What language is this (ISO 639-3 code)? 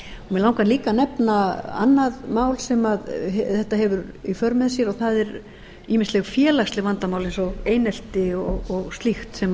isl